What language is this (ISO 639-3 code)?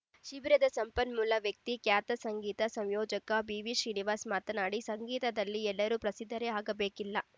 kan